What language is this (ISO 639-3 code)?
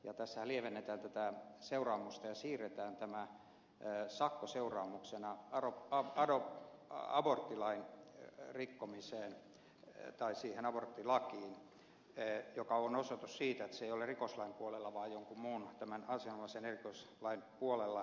fin